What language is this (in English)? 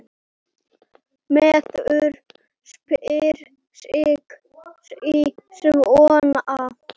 Icelandic